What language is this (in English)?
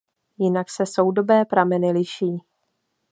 Czech